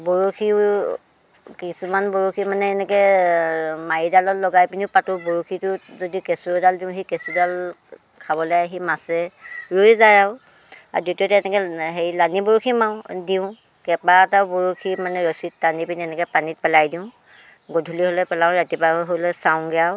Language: Assamese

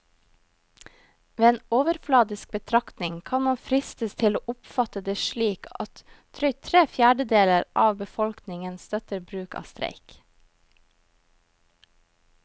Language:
Norwegian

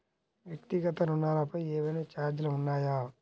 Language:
Telugu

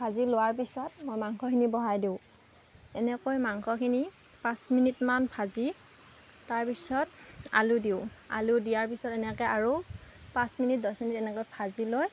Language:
Assamese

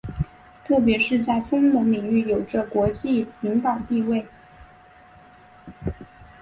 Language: Chinese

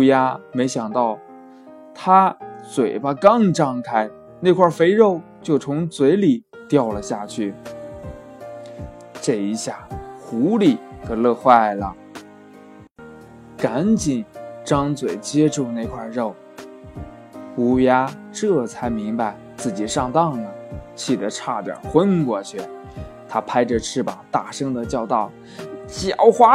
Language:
Chinese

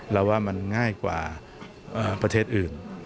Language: Thai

